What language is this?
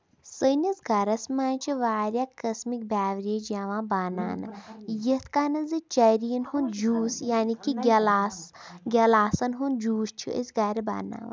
Kashmiri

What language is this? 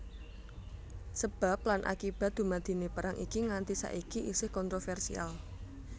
Javanese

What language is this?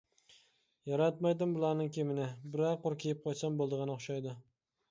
Uyghur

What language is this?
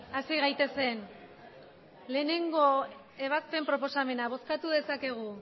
Basque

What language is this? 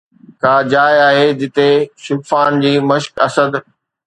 Sindhi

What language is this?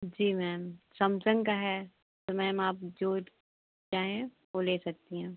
Hindi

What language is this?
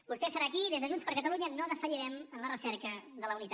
Catalan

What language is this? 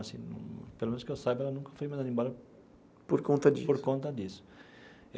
Portuguese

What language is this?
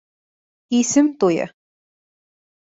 Bashkir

